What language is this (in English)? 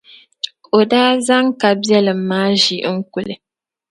Dagbani